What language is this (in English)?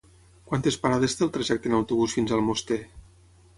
Catalan